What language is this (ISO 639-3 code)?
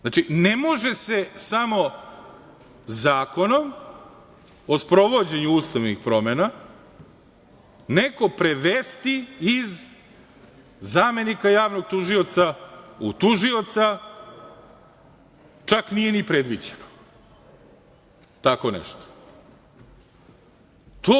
srp